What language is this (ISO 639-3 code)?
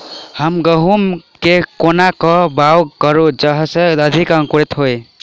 mai